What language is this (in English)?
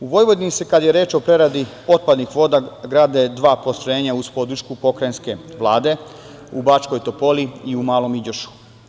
Serbian